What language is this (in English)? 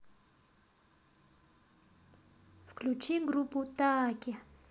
Russian